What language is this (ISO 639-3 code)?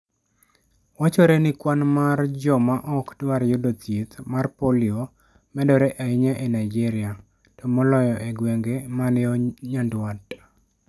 luo